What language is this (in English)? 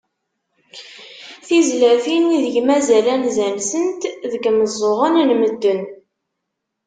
Kabyle